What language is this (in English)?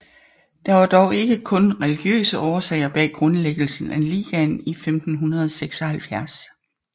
Danish